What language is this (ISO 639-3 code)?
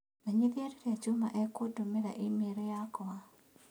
kik